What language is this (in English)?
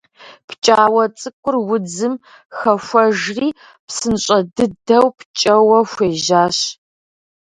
Kabardian